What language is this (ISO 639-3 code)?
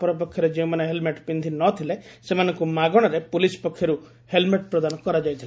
ori